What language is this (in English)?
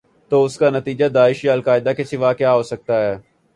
Urdu